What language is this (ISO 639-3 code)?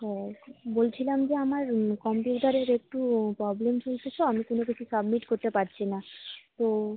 ben